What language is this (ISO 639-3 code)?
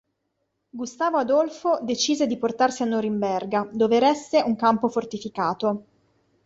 ita